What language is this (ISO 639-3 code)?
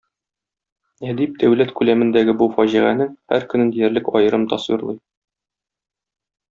tat